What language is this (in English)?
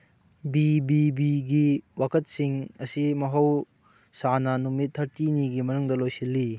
Manipuri